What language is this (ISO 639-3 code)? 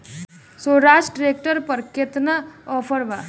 bho